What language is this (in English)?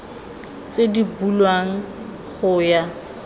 Tswana